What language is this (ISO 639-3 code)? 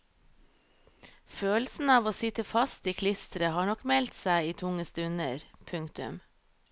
nor